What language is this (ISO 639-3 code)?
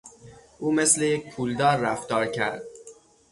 fas